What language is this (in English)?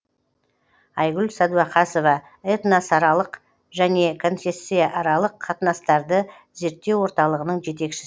Kazakh